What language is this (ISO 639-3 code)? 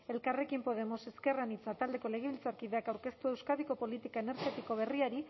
eus